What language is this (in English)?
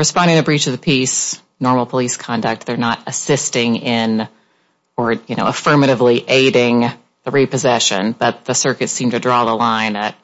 English